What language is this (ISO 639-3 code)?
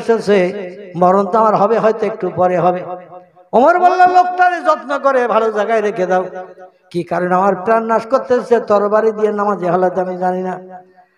ind